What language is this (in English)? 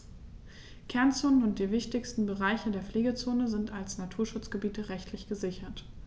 German